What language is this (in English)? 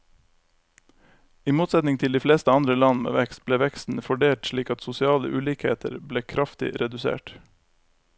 Norwegian